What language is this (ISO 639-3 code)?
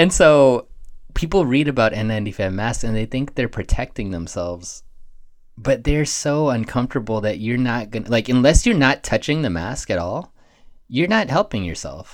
eng